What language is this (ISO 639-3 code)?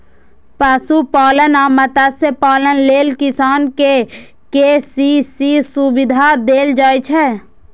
mai